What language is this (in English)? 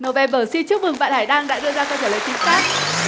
Vietnamese